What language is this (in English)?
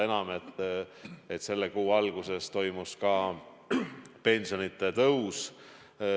Estonian